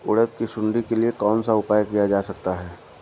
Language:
Hindi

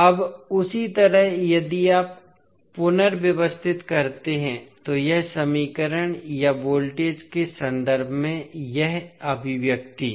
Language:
Hindi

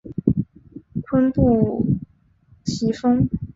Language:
Chinese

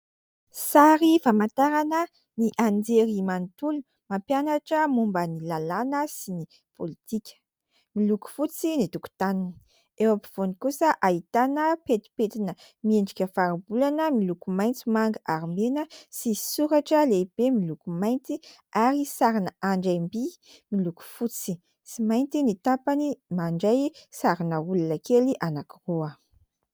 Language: Malagasy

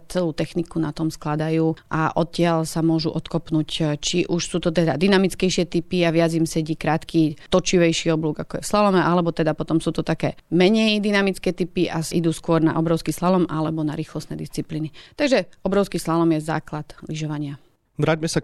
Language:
Slovak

